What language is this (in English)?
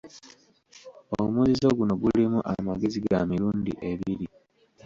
Ganda